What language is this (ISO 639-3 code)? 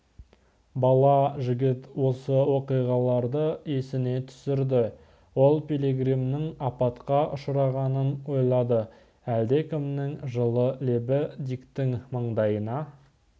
kaz